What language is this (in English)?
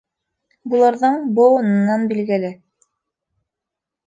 Bashkir